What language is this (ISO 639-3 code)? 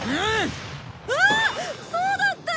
jpn